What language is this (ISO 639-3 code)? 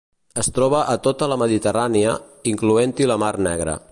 cat